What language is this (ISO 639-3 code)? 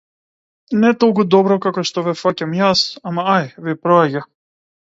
mkd